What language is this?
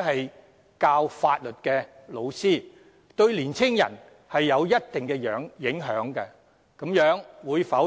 Cantonese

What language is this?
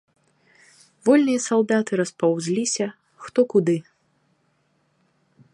Belarusian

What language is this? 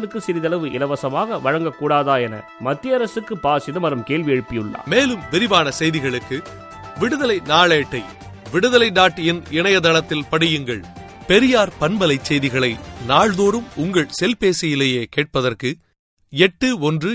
Tamil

